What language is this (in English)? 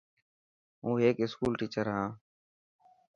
Dhatki